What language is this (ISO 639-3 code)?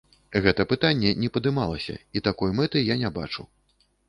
bel